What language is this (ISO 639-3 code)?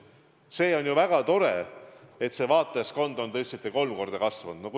est